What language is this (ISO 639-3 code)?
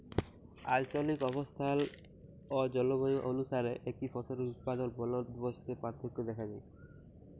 ben